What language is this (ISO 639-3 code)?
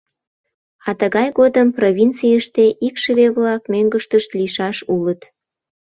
chm